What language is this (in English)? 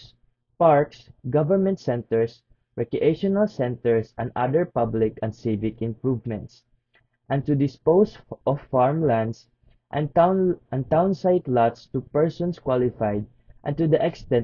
English